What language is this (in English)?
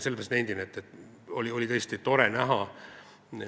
Estonian